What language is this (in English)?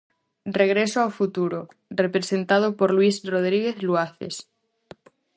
Galician